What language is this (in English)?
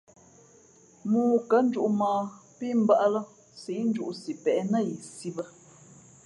Fe'fe'